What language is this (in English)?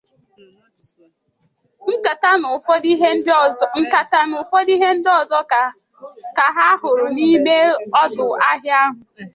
Igbo